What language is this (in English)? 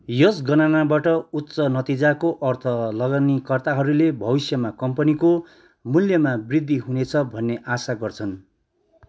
Nepali